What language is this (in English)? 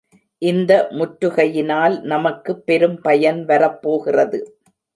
Tamil